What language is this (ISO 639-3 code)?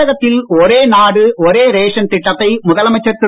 tam